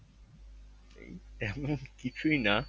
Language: Bangla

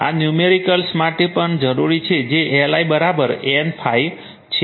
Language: Gujarati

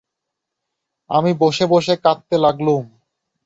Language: Bangla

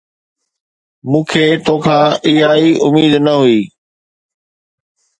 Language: Sindhi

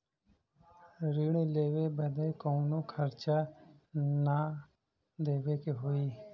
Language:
Bhojpuri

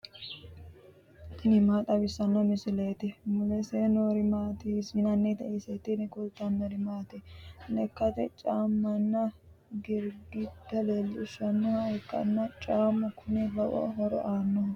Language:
Sidamo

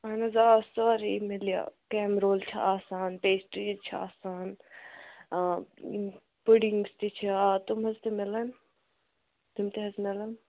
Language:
Kashmiri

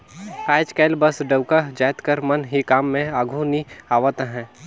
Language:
Chhattisgarhi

